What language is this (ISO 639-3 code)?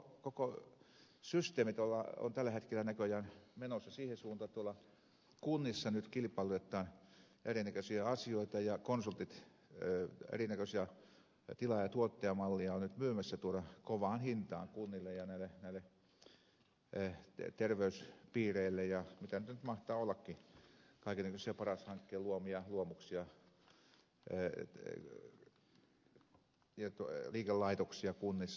fin